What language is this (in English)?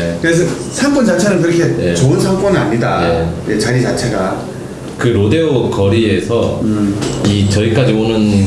Korean